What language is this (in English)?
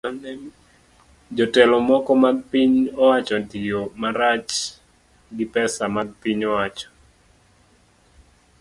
Luo (Kenya and Tanzania)